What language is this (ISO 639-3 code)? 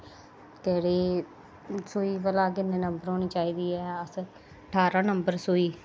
doi